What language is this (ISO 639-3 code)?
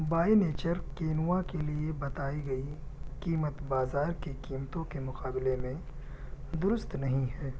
urd